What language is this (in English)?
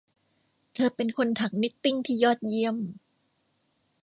Thai